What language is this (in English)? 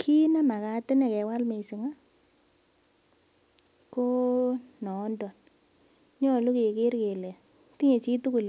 Kalenjin